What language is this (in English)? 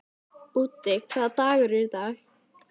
Icelandic